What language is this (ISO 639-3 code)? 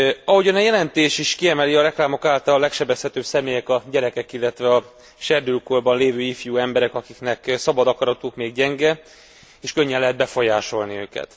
hun